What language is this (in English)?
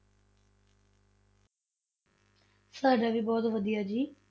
Punjabi